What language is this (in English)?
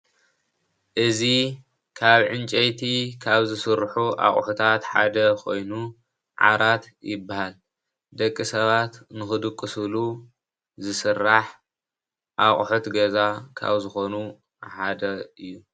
Tigrinya